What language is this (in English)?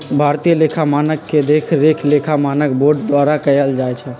Magahi